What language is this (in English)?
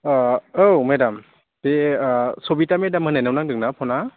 Bodo